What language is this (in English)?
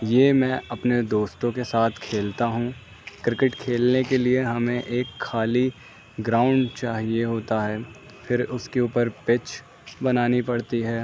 Urdu